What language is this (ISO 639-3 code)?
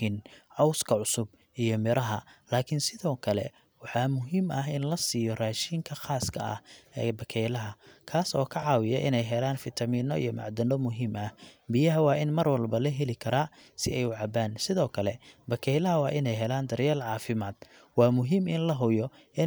som